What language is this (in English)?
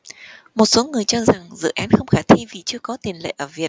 Vietnamese